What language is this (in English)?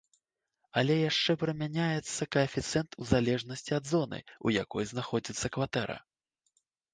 Belarusian